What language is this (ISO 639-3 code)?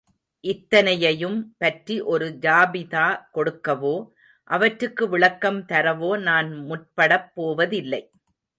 tam